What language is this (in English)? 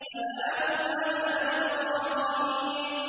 Arabic